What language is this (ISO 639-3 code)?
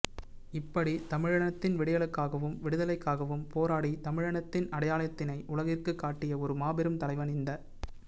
tam